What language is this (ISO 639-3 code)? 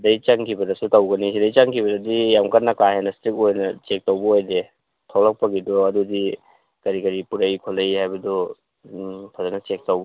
mni